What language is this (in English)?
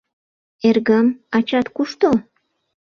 Mari